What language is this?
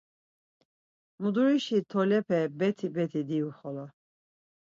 Laz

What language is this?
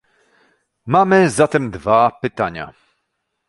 Polish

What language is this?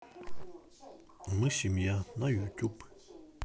Russian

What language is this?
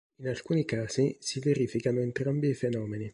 Italian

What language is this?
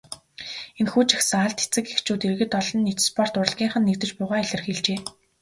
Mongolian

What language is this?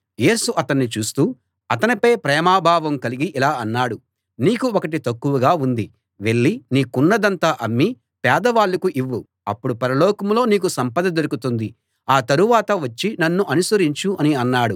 Telugu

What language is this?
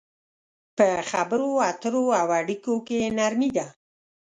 Pashto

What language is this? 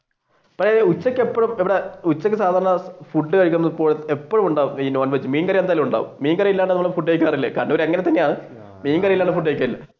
Malayalam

